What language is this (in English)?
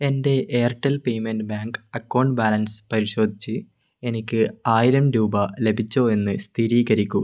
Malayalam